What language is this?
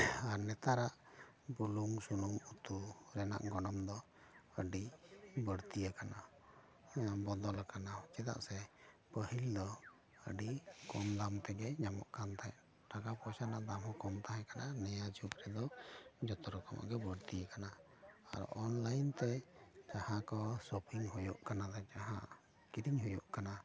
Santali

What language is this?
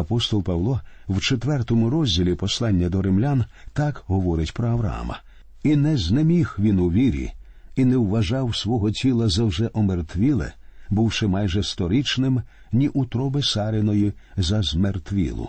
Ukrainian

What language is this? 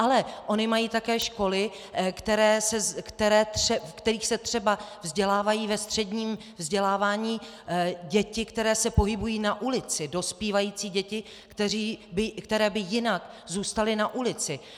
Czech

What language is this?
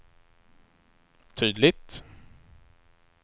Swedish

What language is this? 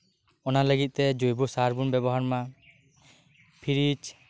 Santali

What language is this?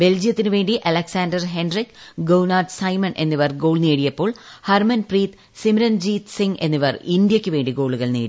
Malayalam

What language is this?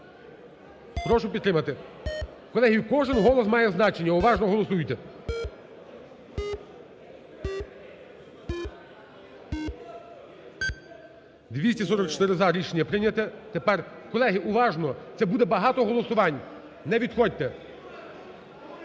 Ukrainian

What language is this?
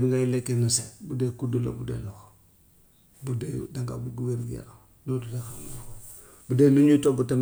Gambian Wolof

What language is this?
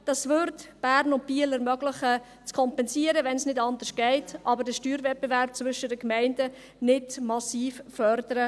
Swiss German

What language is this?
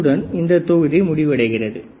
Tamil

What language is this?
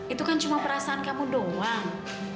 Indonesian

